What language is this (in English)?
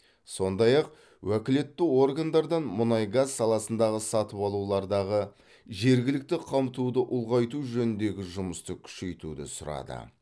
Kazakh